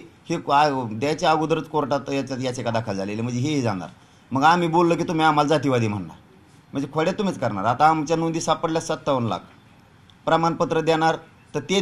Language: Marathi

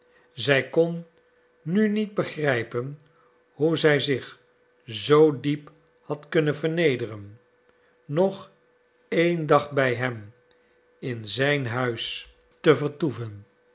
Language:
Dutch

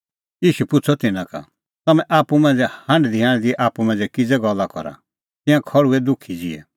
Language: Kullu Pahari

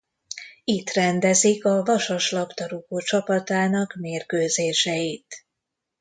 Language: Hungarian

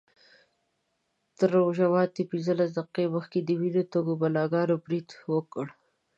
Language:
Pashto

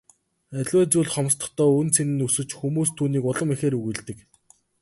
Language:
Mongolian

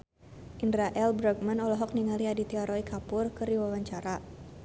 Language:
Sundanese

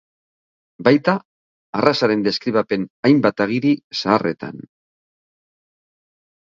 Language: Basque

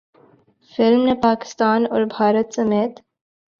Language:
Urdu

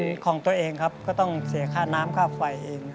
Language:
Thai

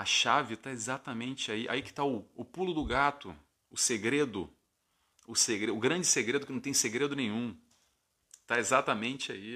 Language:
Portuguese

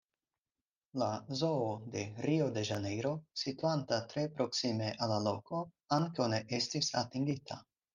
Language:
Esperanto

